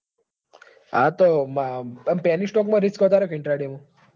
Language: Gujarati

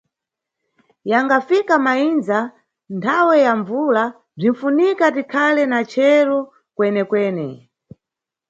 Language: Nyungwe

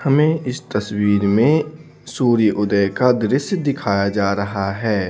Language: Hindi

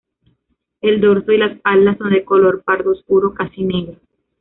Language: Spanish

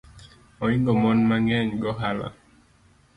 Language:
Luo (Kenya and Tanzania)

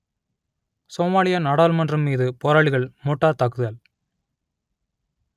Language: Tamil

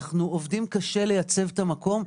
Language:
Hebrew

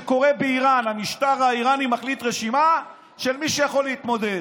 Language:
Hebrew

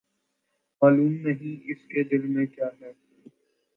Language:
Urdu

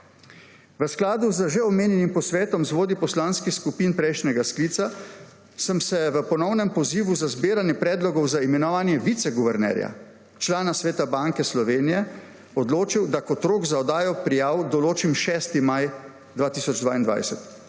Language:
Slovenian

